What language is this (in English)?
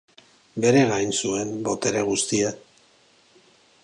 Basque